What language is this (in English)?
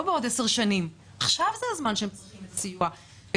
Hebrew